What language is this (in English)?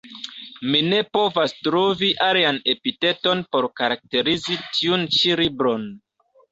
Esperanto